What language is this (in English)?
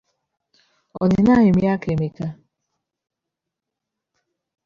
Ganda